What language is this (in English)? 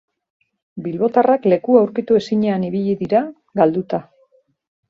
Basque